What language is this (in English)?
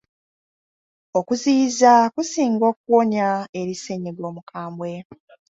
Ganda